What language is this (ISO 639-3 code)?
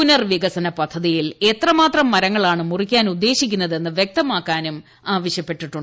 mal